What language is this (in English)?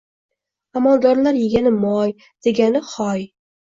Uzbek